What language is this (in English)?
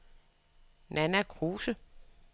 Danish